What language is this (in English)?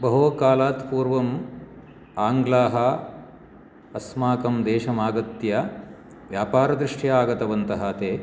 Sanskrit